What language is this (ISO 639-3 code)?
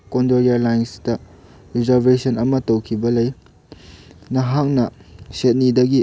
mni